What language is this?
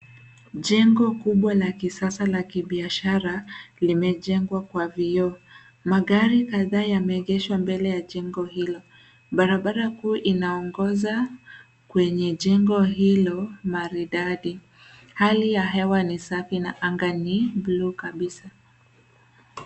Swahili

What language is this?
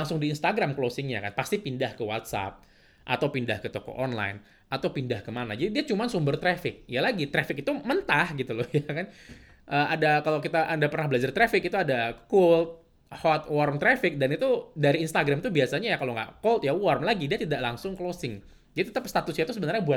Indonesian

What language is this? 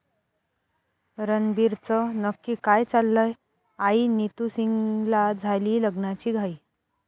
Marathi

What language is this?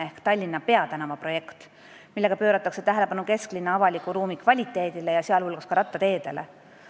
Estonian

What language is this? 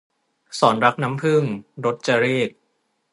Thai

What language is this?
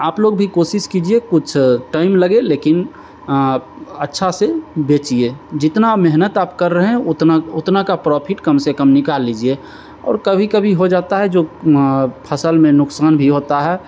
Hindi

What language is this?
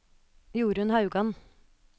Norwegian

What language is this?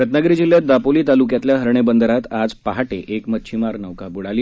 Marathi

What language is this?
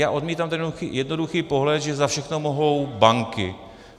Czech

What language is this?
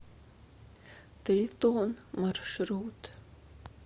Russian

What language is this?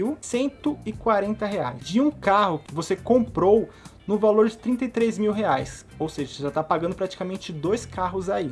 Portuguese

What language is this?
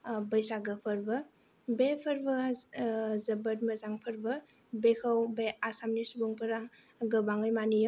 Bodo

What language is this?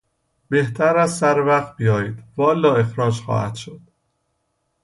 Persian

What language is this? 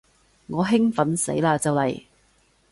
Cantonese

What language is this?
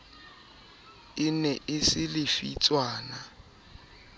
Southern Sotho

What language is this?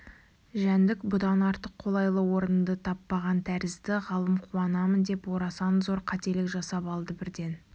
Kazakh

